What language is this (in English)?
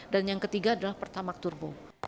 Indonesian